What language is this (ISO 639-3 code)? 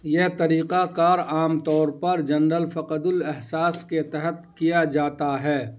urd